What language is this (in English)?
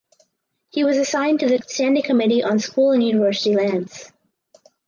English